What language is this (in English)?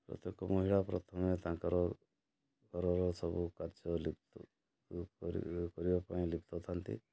Odia